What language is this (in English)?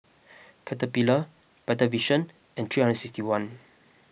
English